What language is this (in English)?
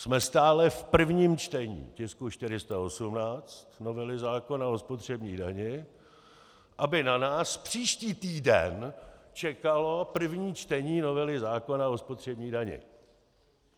Czech